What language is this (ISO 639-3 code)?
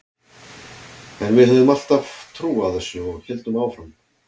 isl